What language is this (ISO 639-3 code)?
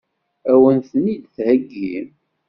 kab